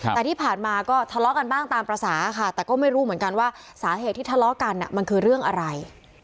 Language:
Thai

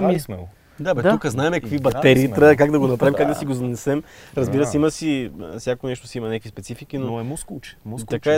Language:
Bulgarian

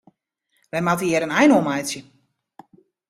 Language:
Western Frisian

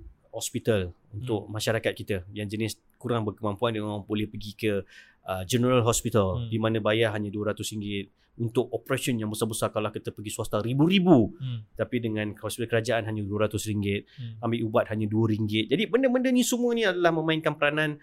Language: Malay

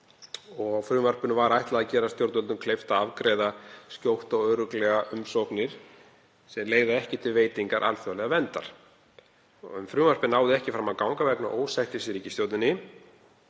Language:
Icelandic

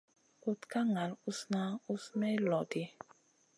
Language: Masana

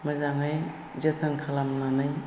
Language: Bodo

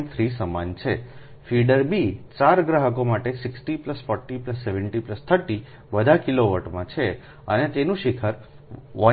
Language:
Gujarati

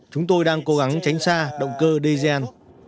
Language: Vietnamese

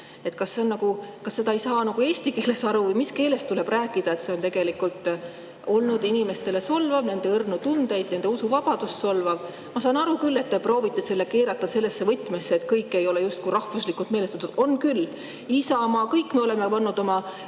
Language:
Estonian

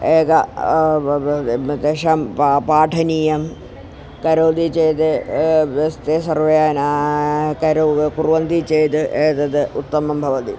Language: Sanskrit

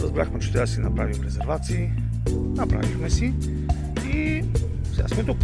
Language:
Bulgarian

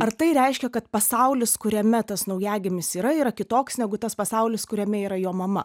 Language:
Lithuanian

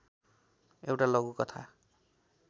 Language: Nepali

